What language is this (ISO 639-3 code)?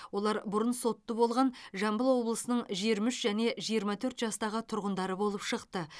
kaz